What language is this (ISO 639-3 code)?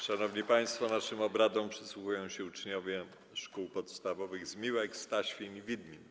pol